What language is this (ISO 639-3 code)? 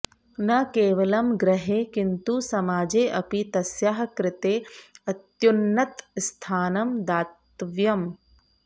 san